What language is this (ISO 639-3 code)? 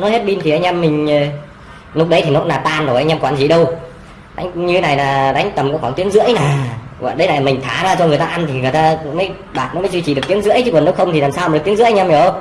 vie